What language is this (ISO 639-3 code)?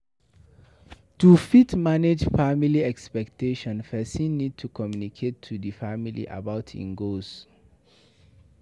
pcm